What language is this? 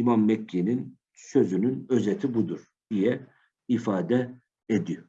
Turkish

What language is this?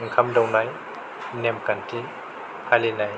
Bodo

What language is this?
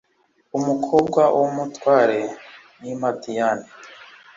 Kinyarwanda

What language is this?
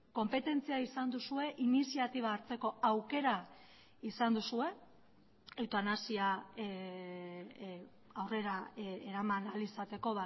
Basque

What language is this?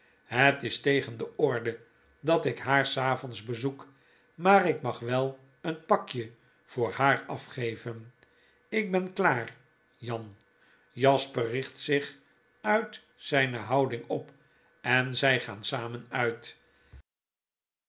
Dutch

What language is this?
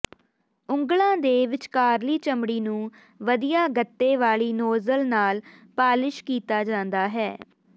Punjabi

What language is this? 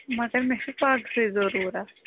Kashmiri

